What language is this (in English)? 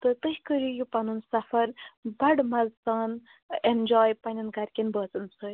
Kashmiri